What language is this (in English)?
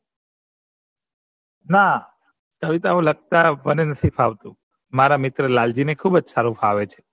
Gujarati